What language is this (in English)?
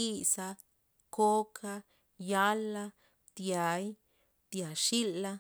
Loxicha Zapotec